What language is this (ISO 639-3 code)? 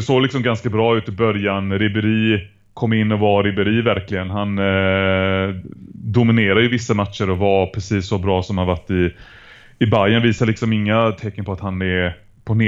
swe